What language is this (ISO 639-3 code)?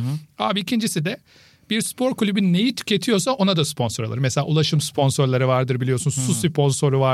tur